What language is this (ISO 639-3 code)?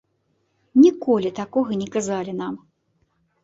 bel